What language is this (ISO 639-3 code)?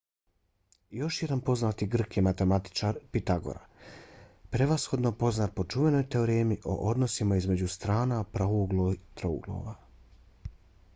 bos